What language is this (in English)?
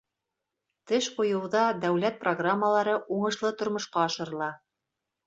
Bashkir